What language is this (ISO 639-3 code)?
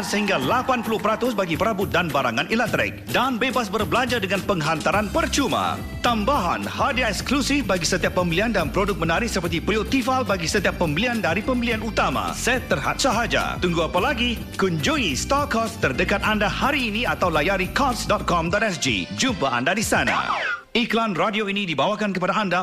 msa